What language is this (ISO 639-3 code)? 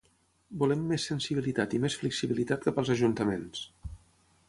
cat